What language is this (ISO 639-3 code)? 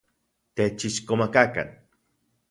ncx